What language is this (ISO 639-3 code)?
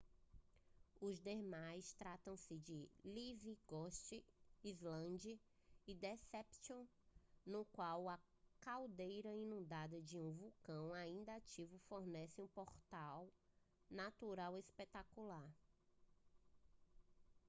por